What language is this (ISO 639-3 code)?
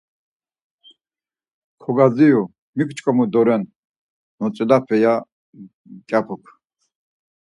lzz